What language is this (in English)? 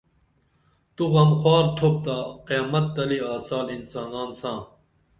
Dameli